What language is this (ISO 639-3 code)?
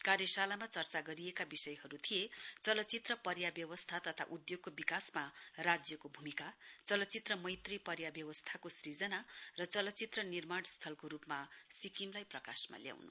nep